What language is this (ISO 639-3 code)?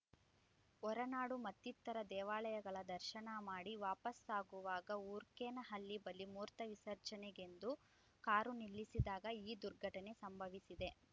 kan